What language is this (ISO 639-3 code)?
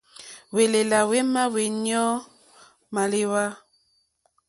bri